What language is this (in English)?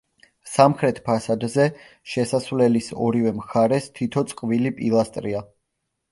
Georgian